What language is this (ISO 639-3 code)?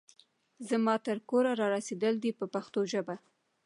pus